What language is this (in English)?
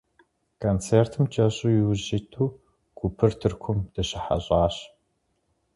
Kabardian